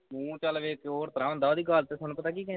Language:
Punjabi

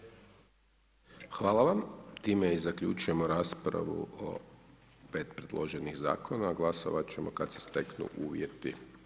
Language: Croatian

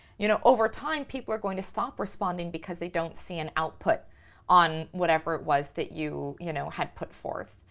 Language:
English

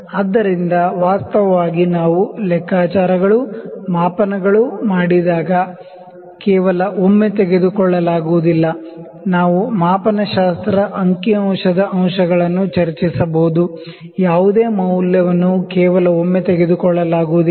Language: Kannada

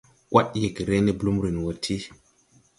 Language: Tupuri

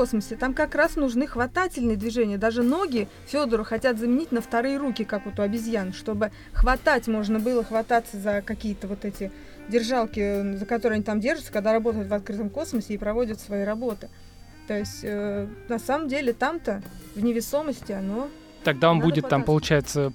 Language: Russian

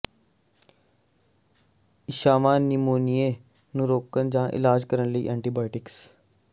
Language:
Punjabi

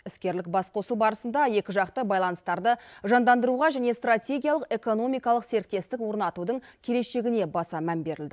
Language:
Kazakh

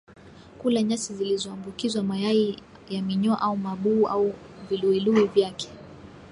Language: Swahili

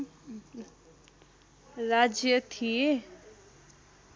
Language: Nepali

